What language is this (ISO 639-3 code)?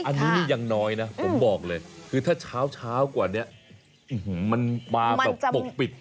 tha